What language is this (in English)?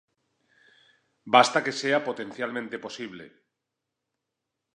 Spanish